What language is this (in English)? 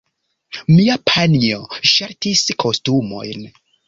Esperanto